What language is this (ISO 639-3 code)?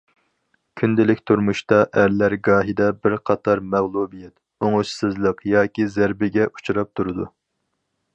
uig